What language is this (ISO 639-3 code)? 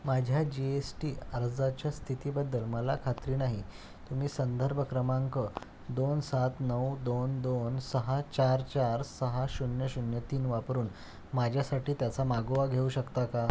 mar